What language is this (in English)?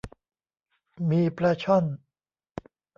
Thai